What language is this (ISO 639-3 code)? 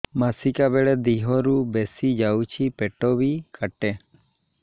ori